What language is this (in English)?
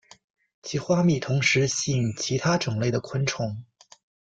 Chinese